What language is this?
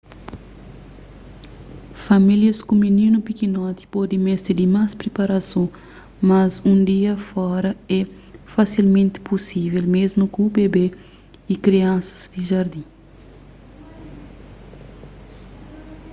Kabuverdianu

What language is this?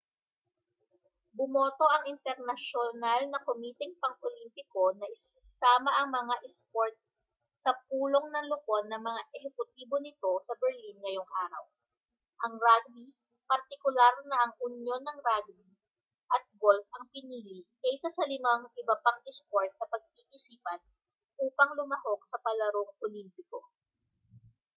Filipino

